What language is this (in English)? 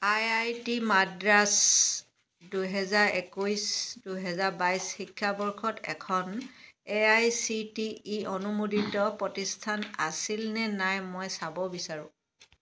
Assamese